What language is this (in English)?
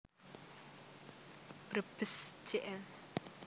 Javanese